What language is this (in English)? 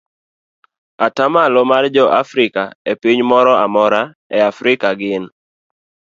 Luo (Kenya and Tanzania)